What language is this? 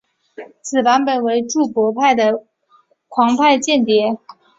Chinese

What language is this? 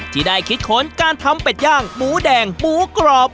Thai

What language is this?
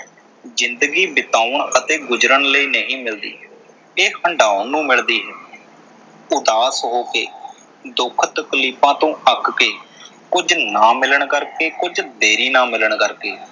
Punjabi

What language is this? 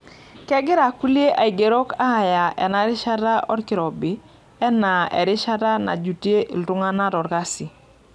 Masai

